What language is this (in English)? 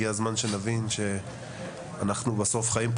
Hebrew